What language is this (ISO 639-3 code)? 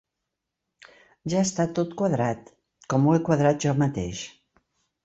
cat